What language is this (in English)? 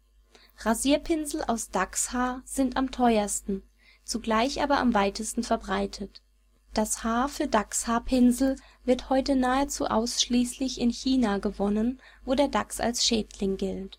German